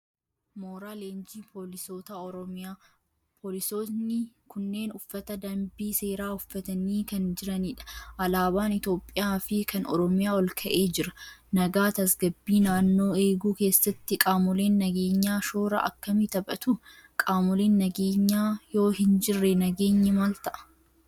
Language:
Oromo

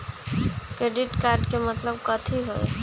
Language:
Magahi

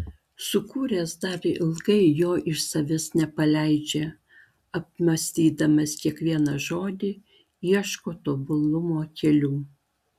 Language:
Lithuanian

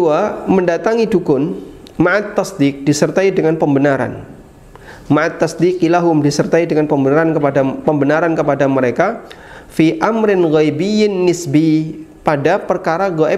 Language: Indonesian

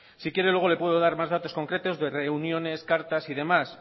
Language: Spanish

